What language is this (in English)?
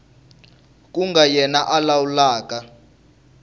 Tsonga